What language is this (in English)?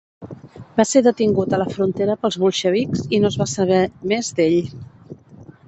Catalan